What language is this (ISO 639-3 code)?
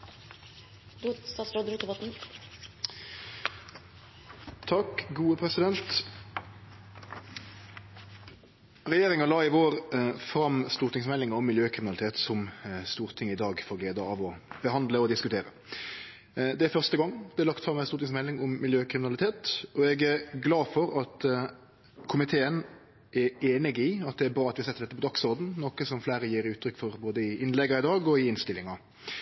nor